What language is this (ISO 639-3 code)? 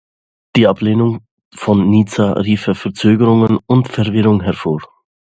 deu